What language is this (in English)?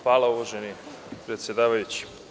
Serbian